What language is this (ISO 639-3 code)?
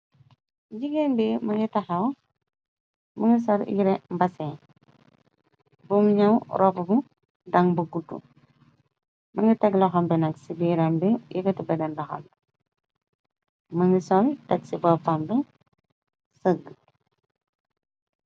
wol